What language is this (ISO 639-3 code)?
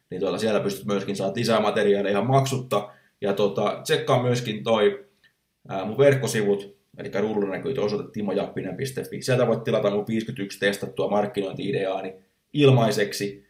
fin